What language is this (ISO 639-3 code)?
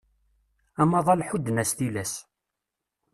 kab